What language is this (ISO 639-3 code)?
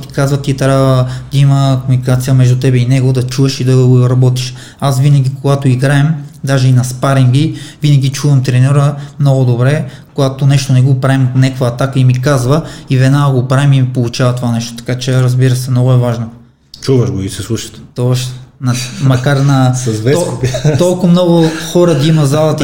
bul